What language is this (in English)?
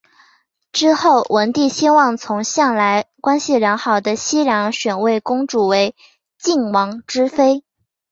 Chinese